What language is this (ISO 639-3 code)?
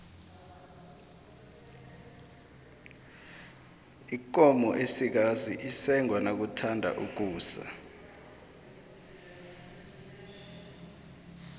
nbl